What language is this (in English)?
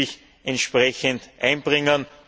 German